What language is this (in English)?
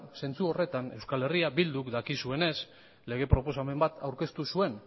Basque